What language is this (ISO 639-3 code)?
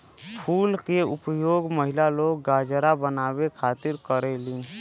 bho